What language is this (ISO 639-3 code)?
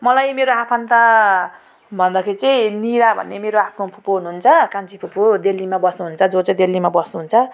nep